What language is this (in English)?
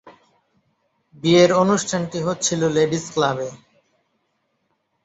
Bangla